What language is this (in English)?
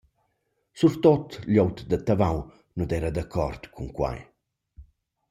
Romansh